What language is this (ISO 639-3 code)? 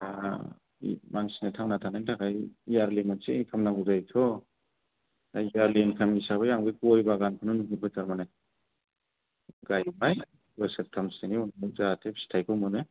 brx